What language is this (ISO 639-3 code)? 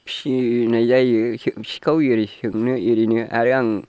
brx